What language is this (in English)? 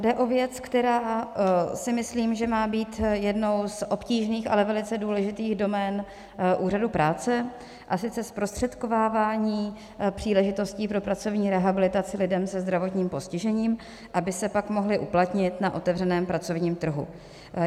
Czech